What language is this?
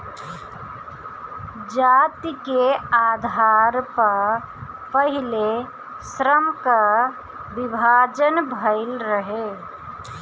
Bhojpuri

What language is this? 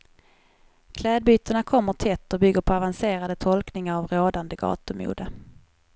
Swedish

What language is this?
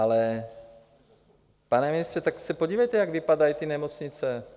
Czech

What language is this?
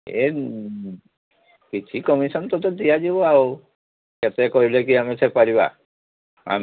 Odia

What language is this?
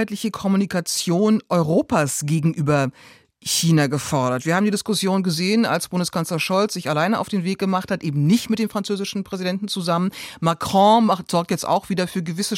German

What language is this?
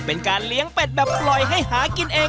Thai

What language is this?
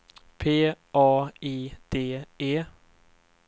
Swedish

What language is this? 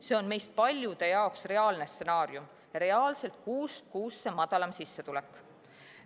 Estonian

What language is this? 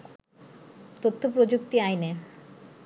Bangla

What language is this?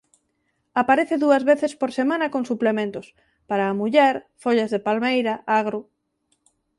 Galician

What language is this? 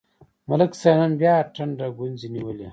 Pashto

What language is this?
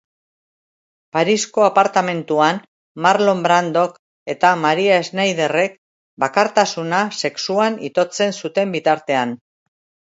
Basque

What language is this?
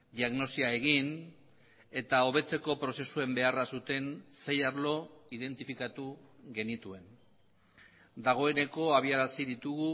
Basque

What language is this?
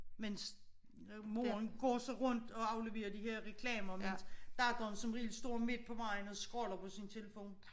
Danish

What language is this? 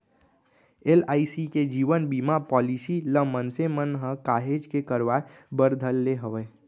Chhattisgarhi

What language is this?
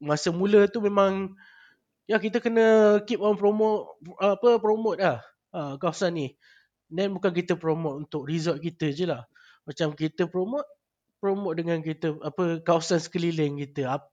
Malay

